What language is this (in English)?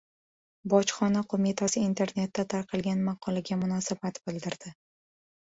Uzbek